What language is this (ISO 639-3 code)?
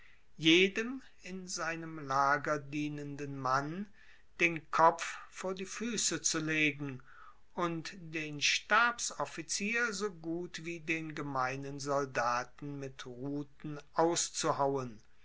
deu